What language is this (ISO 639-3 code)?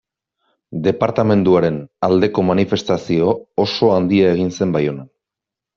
eus